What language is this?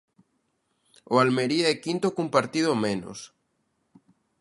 Galician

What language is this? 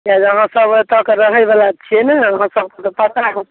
Maithili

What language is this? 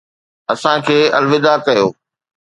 Sindhi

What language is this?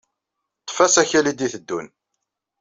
Kabyle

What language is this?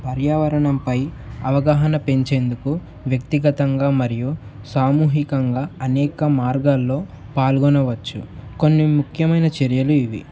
Telugu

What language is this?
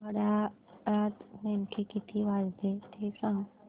Marathi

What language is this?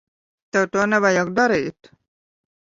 Latvian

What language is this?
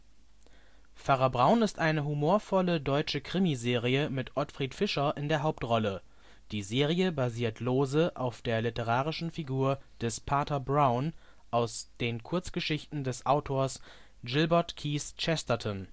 German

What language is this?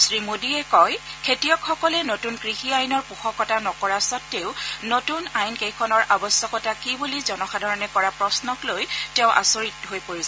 Assamese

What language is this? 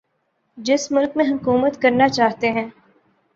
Urdu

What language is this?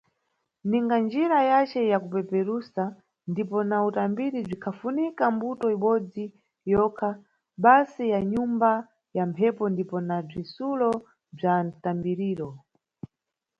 Nyungwe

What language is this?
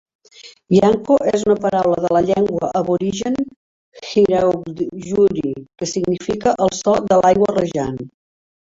Catalan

